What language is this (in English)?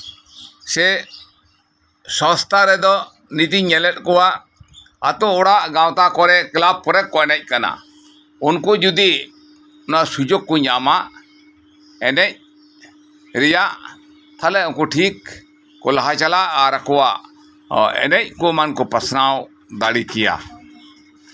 Santali